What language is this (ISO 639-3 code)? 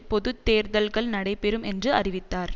tam